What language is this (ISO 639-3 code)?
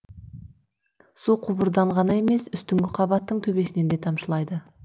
kaz